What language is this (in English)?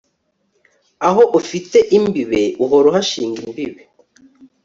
Kinyarwanda